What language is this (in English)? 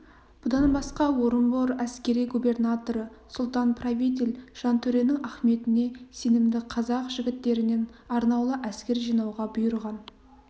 Kazakh